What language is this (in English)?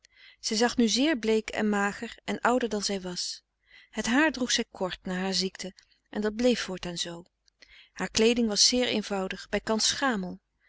Dutch